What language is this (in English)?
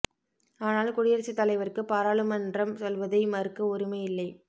Tamil